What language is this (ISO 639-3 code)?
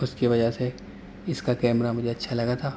urd